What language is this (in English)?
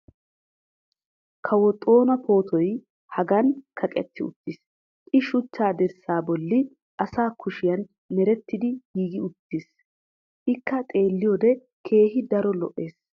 Wolaytta